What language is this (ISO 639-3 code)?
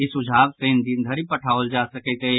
mai